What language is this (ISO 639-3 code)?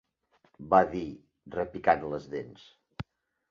cat